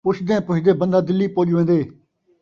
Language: Saraiki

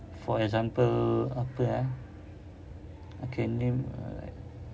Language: English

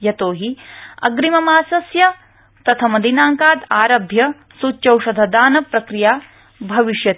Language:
Sanskrit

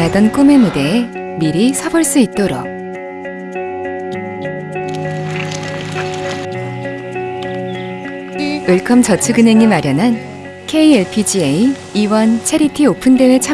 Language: Korean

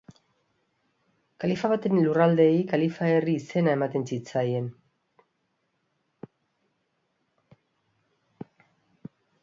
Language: Basque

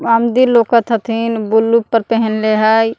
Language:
Magahi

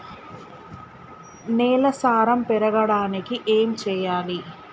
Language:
Telugu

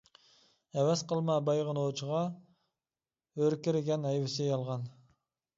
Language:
Uyghur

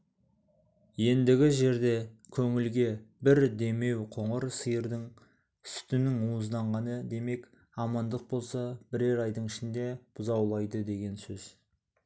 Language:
Kazakh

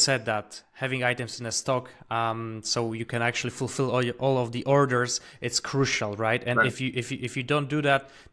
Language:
English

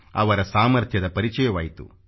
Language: Kannada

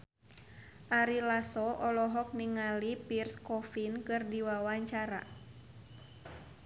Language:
Sundanese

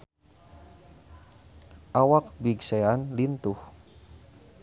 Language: Sundanese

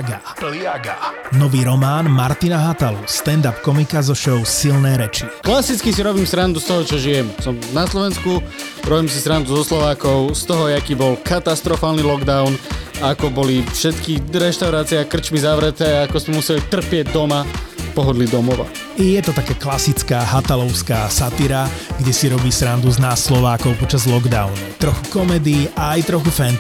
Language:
Slovak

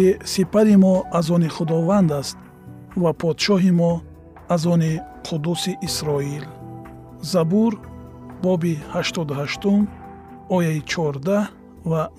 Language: Persian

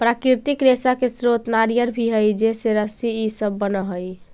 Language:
Magahi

